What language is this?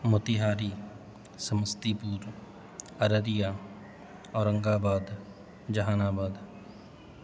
Urdu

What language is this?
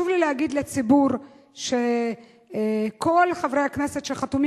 Hebrew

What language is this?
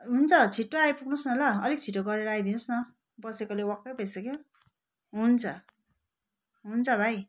Nepali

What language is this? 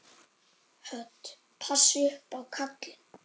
Icelandic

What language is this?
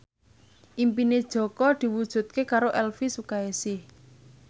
Javanese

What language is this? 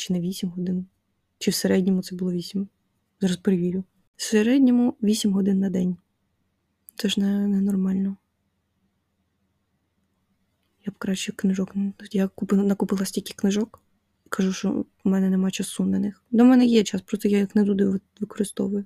Ukrainian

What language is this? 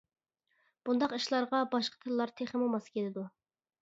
Uyghur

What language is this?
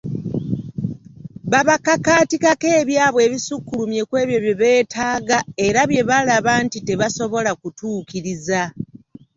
Ganda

